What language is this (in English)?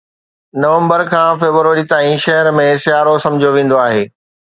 Sindhi